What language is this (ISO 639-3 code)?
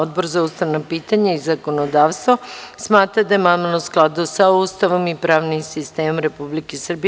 srp